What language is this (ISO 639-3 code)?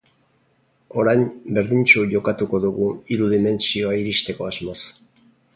eus